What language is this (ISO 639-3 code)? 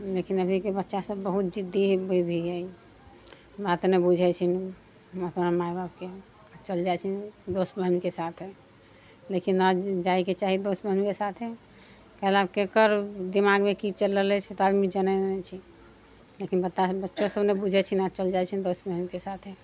mai